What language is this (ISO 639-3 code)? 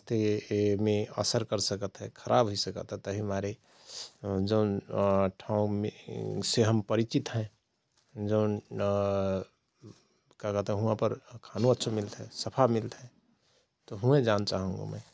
thr